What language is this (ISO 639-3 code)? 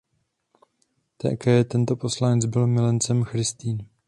ces